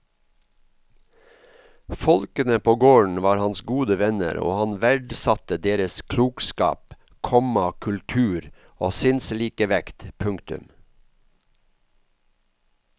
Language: Norwegian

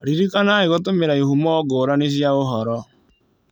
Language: Kikuyu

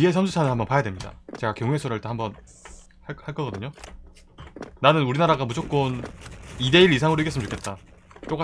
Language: Korean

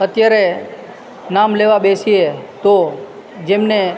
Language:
Gujarati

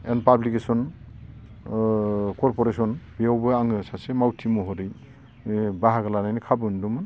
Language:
Bodo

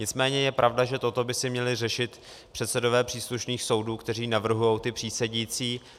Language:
Czech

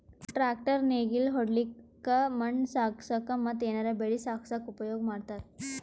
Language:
Kannada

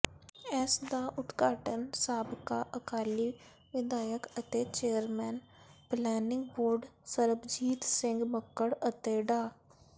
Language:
Punjabi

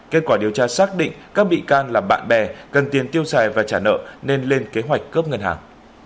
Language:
Vietnamese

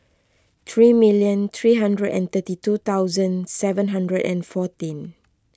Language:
English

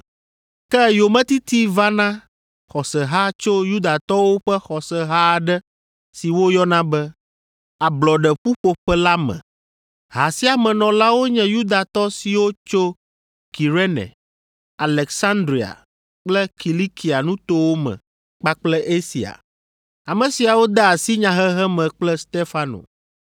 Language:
Ewe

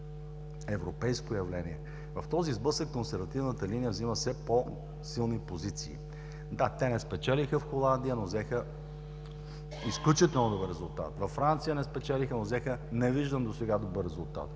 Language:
Bulgarian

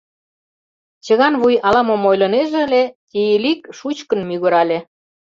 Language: Mari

